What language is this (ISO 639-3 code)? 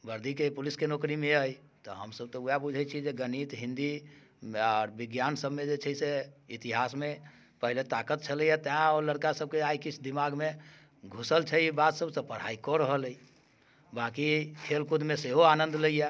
mai